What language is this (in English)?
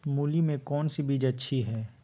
Magahi